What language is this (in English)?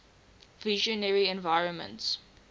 English